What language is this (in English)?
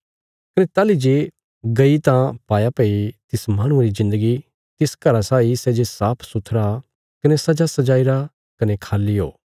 Bilaspuri